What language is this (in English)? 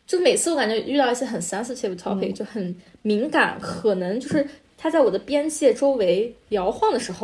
Chinese